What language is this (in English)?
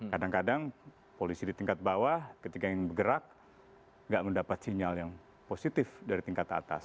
Indonesian